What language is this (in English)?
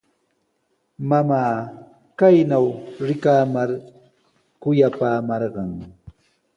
Sihuas Ancash Quechua